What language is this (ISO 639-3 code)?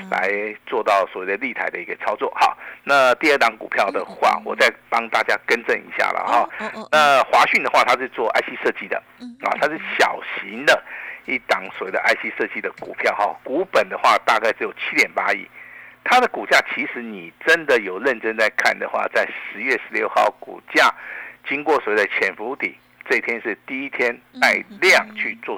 zho